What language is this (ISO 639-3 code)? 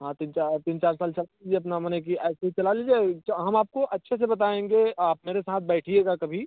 hin